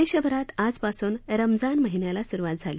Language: Marathi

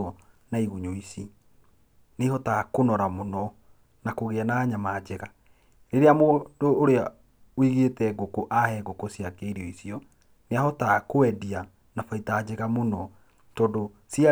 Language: Kikuyu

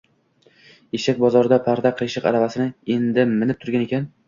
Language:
Uzbek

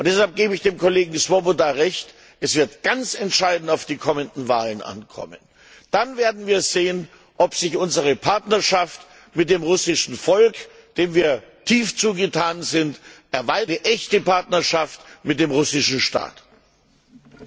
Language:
German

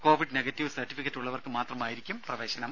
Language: Malayalam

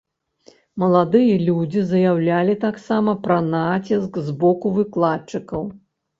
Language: Belarusian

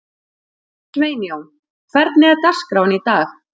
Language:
Icelandic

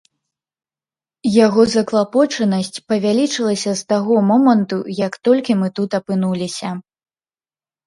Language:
Belarusian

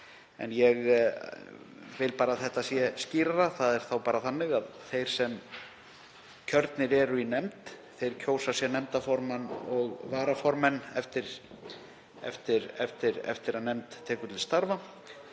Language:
Icelandic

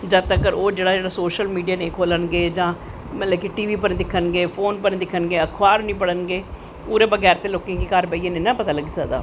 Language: Dogri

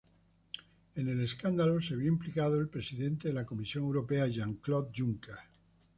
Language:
Spanish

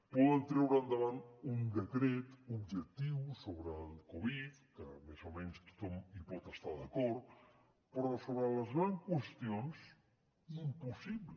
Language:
Catalan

